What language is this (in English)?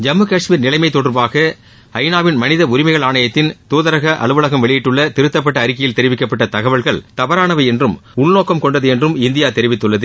Tamil